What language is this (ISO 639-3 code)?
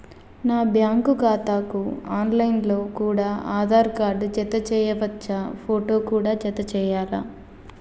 tel